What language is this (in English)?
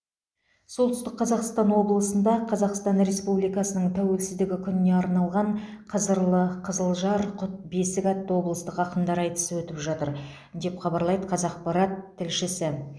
Kazakh